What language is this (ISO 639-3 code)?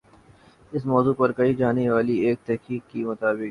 urd